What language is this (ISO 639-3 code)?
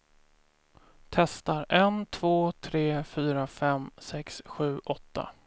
swe